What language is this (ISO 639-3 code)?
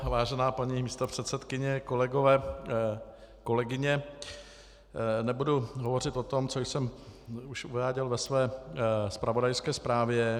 ces